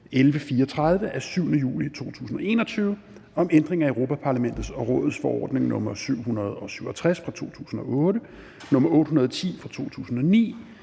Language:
Danish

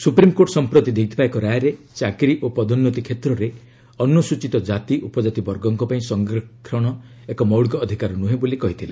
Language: Odia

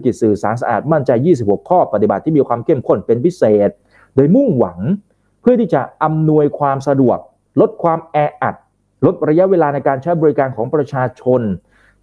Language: Thai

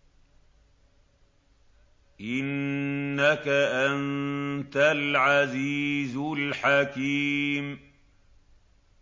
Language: Arabic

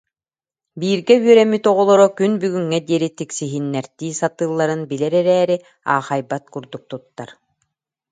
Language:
Yakut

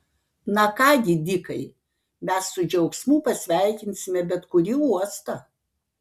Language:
Lithuanian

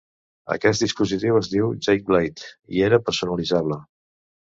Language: Catalan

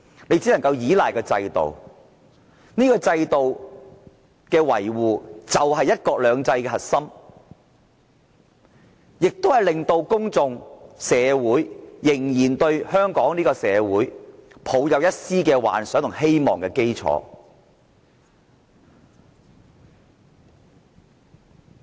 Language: Cantonese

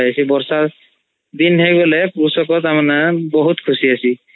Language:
Odia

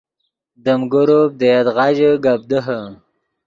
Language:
Yidgha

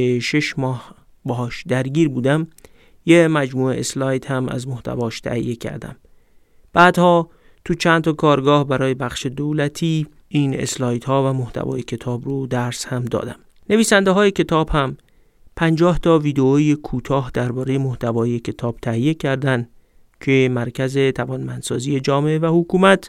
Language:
Persian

